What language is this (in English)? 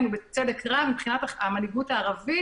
Hebrew